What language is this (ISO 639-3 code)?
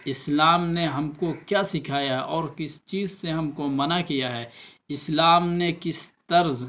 urd